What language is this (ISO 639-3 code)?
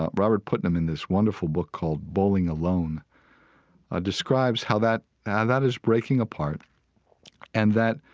eng